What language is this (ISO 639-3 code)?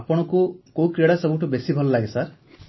ori